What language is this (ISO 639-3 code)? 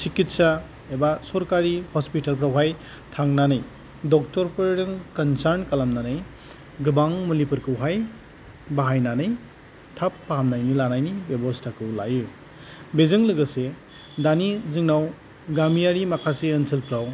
brx